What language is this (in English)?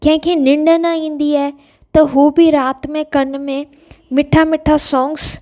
Sindhi